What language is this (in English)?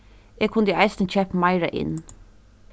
Faroese